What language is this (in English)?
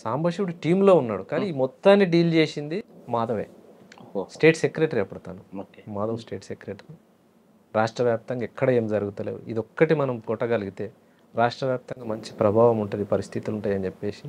Telugu